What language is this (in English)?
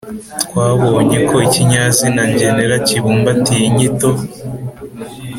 Kinyarwanda